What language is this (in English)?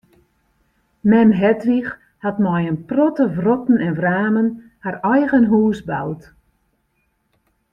Western Frisian